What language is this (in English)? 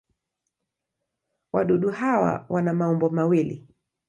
Swahili